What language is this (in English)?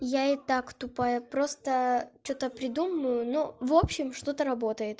Russian